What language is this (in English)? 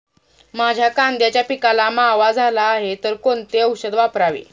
Marathi